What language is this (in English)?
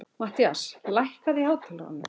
Icelandic